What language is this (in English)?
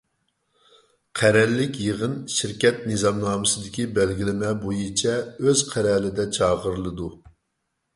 Uyghur